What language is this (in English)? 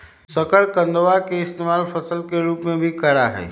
Magahi